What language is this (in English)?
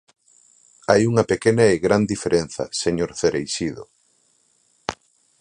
Galician